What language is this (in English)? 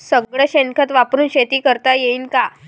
Marathi